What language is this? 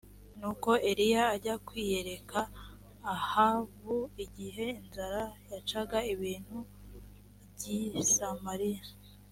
Kinyarwanda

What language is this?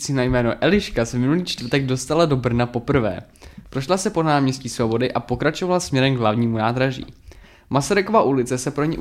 Czech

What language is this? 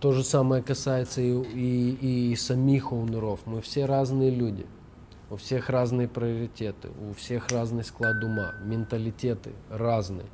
Russian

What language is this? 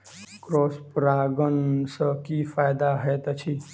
Maithili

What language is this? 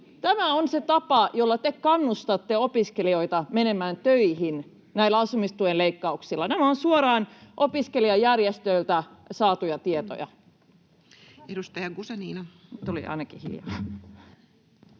Finnish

